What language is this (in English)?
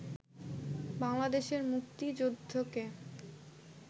Bangla